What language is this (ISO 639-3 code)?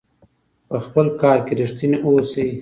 pus